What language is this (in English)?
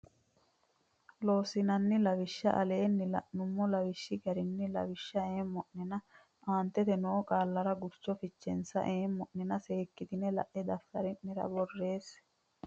Sidamo